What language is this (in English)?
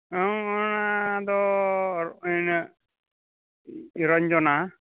Santali